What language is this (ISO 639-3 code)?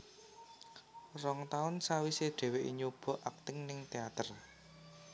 jav